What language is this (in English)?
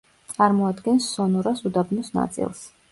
Georgian